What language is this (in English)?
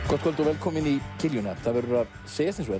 Icelandic